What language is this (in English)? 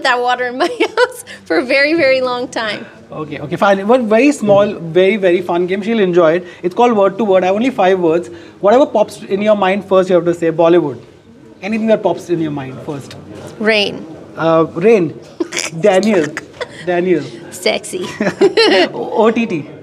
English